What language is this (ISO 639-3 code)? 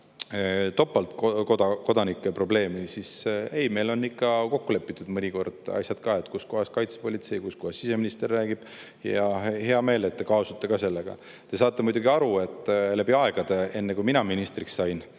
est